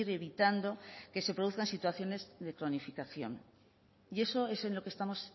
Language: Spanish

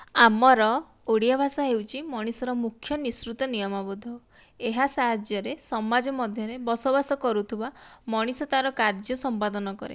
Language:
Odia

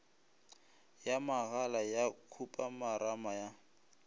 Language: Northern Sotho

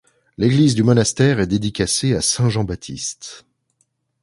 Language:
French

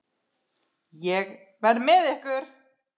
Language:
Icelandic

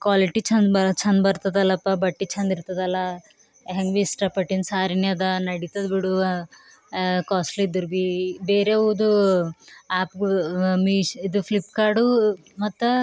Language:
Kannada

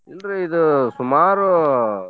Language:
Kannada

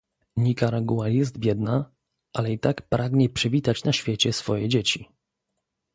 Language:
Polish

